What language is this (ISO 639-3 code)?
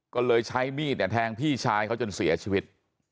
tha